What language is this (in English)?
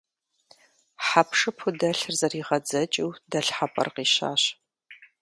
Kabardian